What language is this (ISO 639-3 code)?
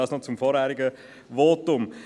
gsw